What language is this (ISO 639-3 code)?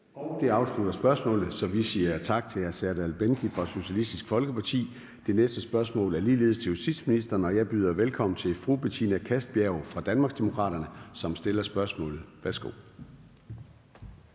dan